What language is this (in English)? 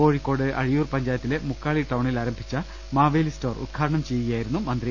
Malayalam